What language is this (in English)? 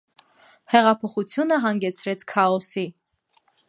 Armenian